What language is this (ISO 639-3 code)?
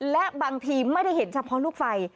tha